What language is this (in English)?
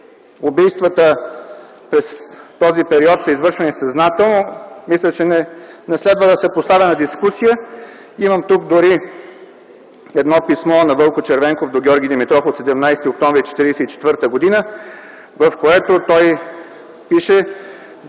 Bulgarian